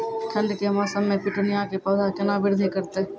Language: Maithili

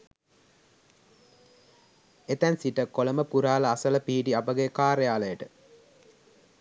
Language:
Sinhala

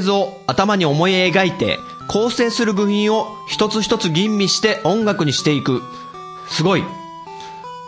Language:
Japanese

